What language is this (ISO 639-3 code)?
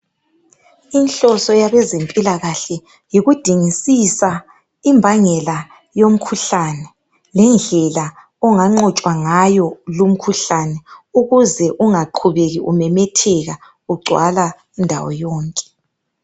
nde